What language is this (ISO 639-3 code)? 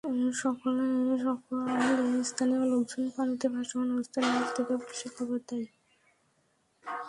ben